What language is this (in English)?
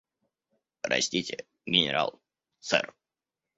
Russian